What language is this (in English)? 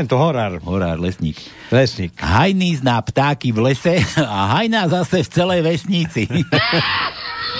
Slovak